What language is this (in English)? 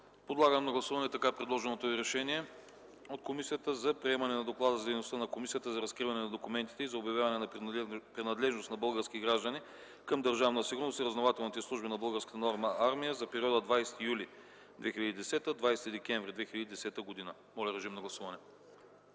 Bulgarian